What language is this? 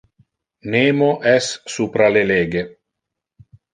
Interlingua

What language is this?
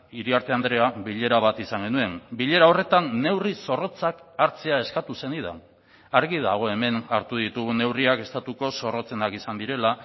Basque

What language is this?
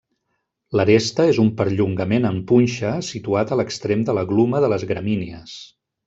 Catalan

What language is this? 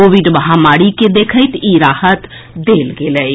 Maithili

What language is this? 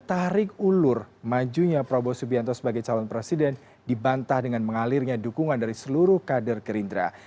Indonesian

